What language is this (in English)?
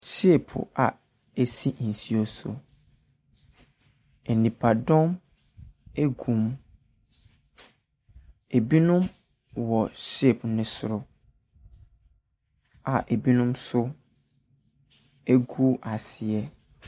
Akan